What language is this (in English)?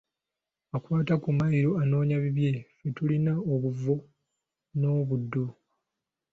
Ganda